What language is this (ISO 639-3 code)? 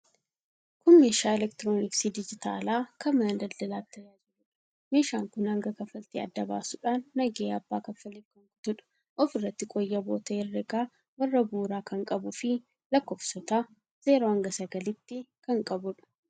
orm